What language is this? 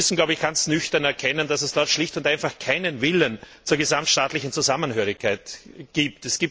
German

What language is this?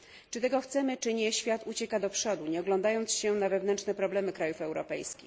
Polish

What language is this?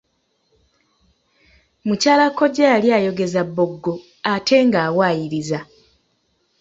Ganda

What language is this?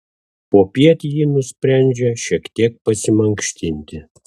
Lithuanian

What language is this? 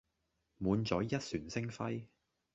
Cantonese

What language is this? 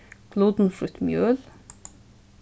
Faroese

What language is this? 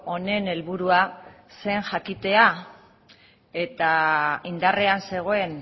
Basque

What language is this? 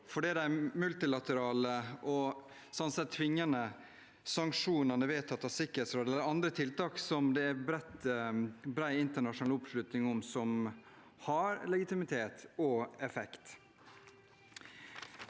Norwegian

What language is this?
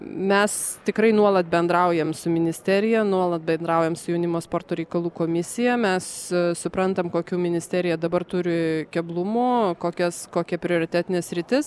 Lithuanian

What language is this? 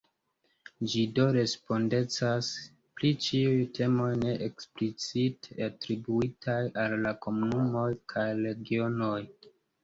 Esperanto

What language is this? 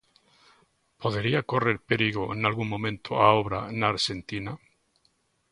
Galician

